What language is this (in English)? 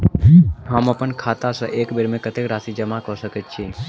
Maithili